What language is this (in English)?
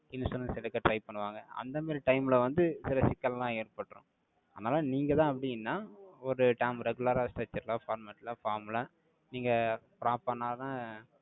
Tamil